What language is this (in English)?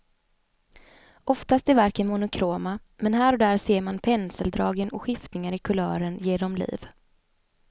Swedish